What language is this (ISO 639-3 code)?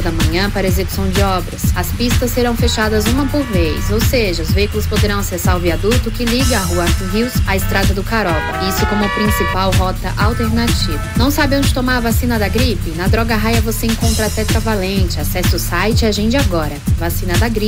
por